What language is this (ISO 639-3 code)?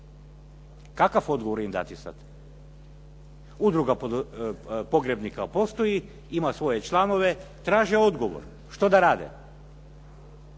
hrv